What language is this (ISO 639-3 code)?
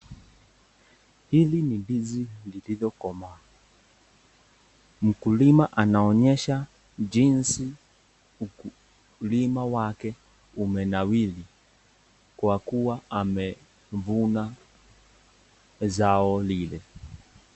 swa